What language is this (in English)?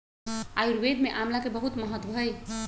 Magahi